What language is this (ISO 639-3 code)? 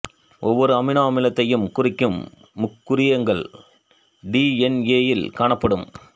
tam